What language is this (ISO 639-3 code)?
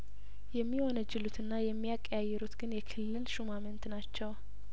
amh